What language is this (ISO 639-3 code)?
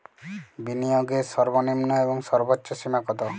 ben